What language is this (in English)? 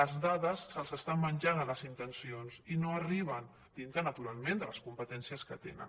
Catalan